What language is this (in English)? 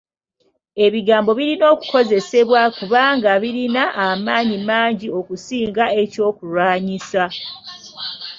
Ganda